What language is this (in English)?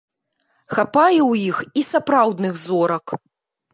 Belarusian